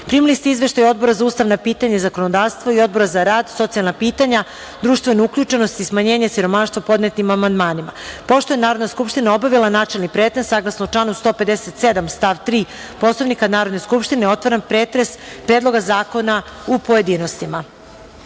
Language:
Serbian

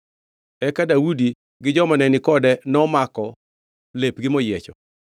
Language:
Luo (Kenya and Tanzania)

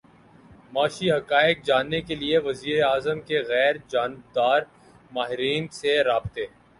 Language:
Urdu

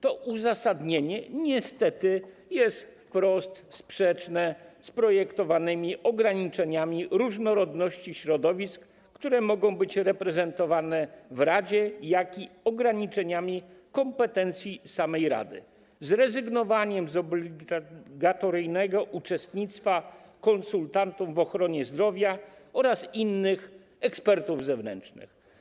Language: Polish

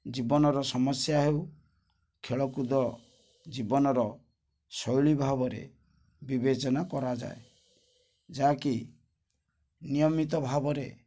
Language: Odia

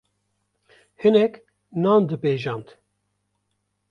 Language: Kurdish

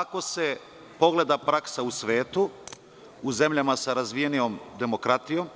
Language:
Serbian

